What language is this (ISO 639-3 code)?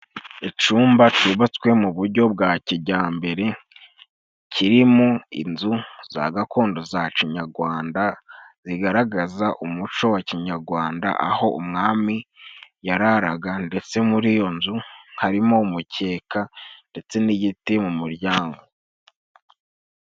kin